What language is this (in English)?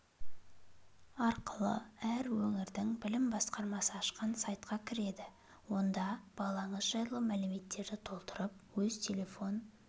Kazakh